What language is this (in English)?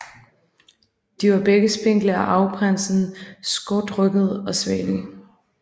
Danish